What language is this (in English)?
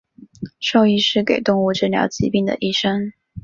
Chinese